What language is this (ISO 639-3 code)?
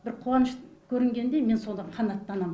kaz